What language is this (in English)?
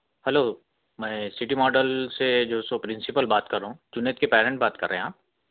Urdu